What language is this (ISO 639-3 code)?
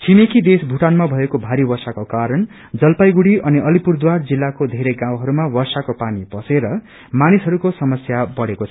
nep